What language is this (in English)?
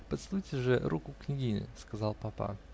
Russian